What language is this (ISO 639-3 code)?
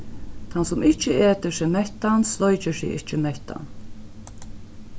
fao